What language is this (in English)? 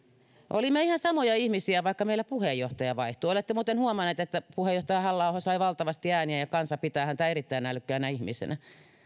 Finnish